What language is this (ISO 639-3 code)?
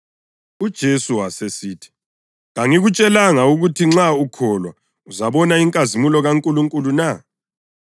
nde